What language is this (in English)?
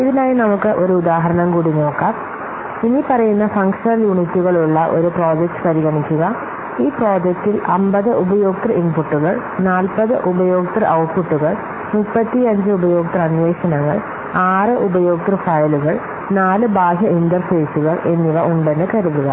Malayalam